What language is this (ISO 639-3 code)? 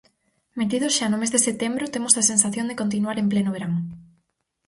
glg